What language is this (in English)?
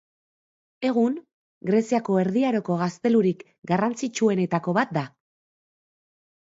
Basque